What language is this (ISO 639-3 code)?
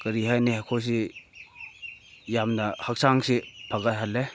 mni